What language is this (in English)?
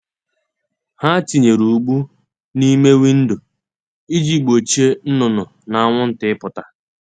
Igbo